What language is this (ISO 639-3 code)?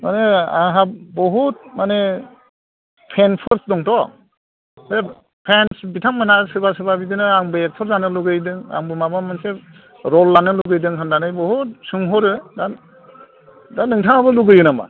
brx